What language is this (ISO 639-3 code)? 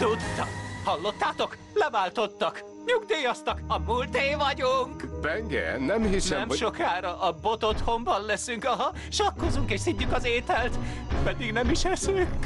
hun